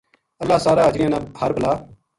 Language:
Gujari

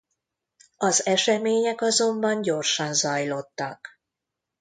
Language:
Hungarian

